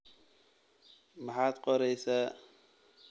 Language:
Somali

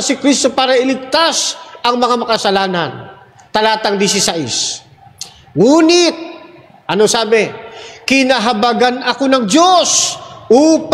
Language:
Filipino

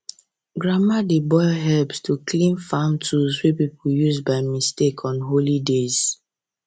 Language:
Nigerian Pidgin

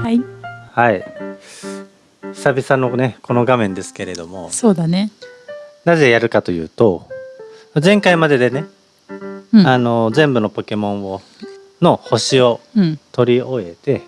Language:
Japanese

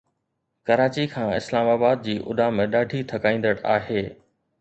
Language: Sindhi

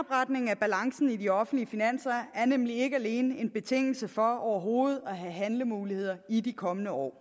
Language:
Danish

